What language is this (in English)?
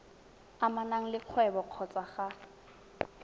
Tswana